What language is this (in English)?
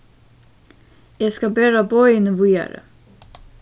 Faroese